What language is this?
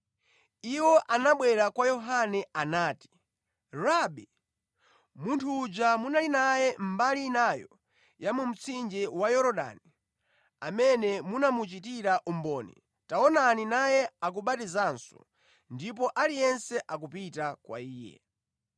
Nyanja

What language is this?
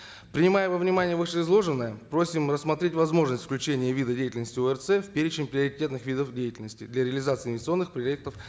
Kazakh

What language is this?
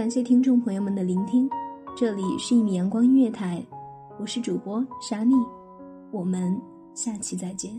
Chinese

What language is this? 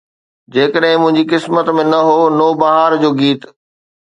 Sindhi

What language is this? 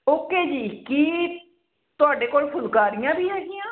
Punjabi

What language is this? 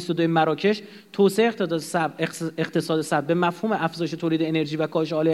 Persian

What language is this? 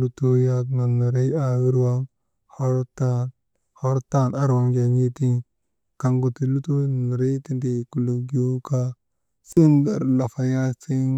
Maba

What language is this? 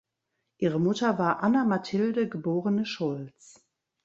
German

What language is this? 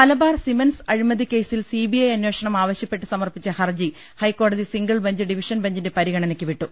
Malayalam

